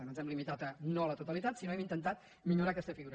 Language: Catalan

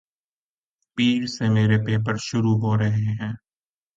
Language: Urdu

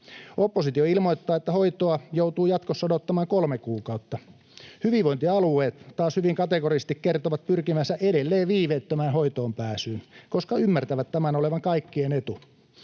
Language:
Finnish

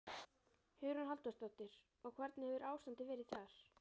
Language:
Icelandic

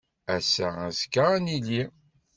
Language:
Kabyle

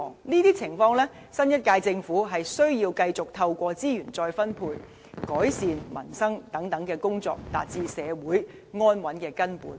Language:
Cantonese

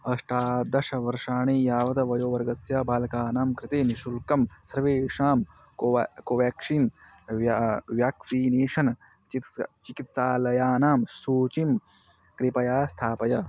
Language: Sanskrit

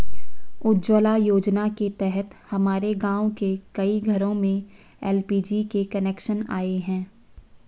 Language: Hindi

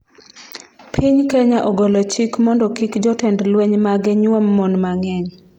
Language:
Luo (Kenya and Tanzania)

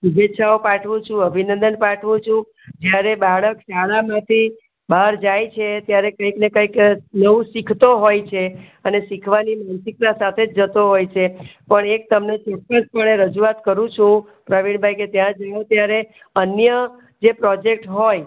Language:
Gujarati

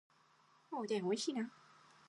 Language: Japanese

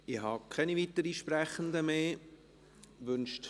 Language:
Swiss German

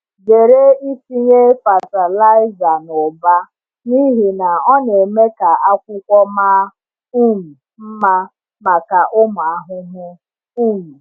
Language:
Igbo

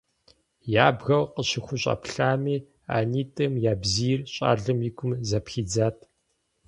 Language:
Kabardian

